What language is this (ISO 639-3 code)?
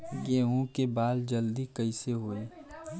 bho